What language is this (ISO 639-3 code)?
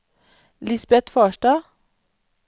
nor